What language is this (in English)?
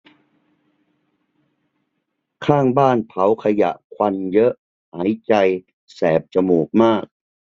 Thai